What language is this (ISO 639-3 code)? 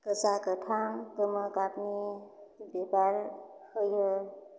brx